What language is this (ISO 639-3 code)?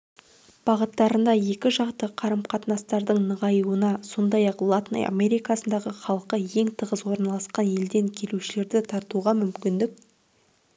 kaz